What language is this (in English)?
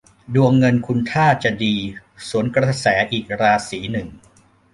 Thai